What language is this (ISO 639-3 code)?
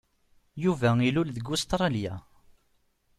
kab